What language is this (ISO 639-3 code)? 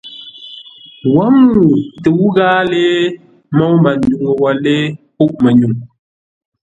nla